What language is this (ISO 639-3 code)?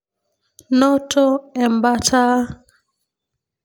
mas